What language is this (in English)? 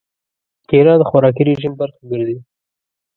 Pashto